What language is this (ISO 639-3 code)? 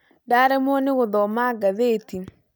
kik